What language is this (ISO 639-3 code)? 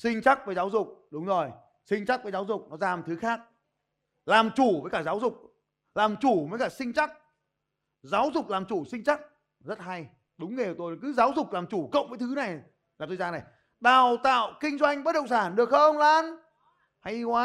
vie